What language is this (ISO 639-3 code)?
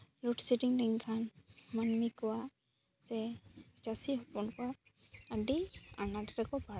sat